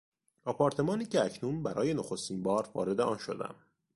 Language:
Persian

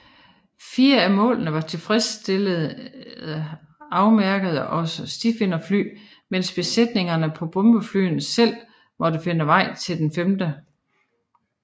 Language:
Danish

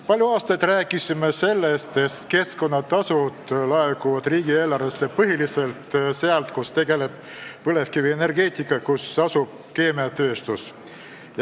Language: Estonian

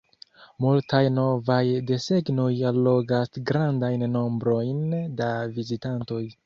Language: Esperanto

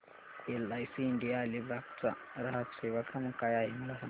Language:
Marathi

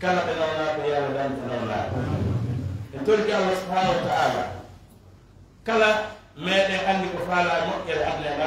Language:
Arabic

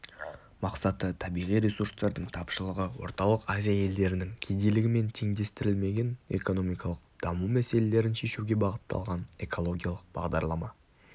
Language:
Kazakh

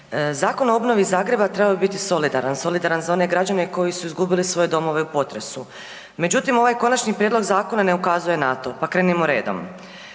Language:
Croatian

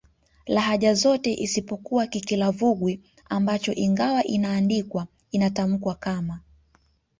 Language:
Swahili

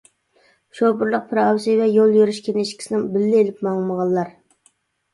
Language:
Uyghur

